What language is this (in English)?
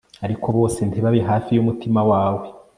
Kinyarwanda